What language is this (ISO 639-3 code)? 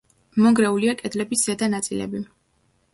kat